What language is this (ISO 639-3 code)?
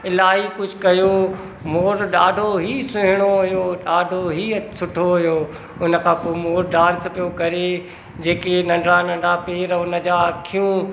snd